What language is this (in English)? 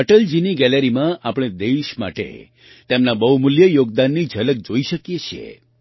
Gujarati